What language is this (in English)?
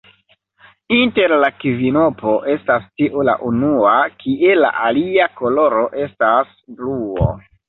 Esperanto